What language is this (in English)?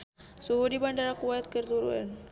Sundanese